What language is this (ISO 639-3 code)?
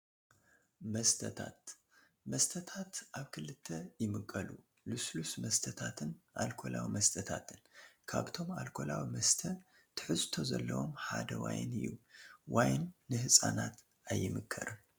tir